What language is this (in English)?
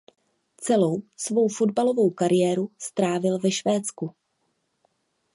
Czech